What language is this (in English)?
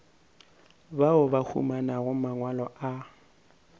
Northern Sotho